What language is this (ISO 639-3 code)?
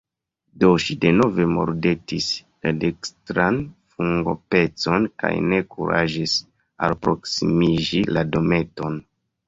epo